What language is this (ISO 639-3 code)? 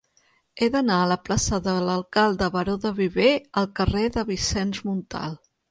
cat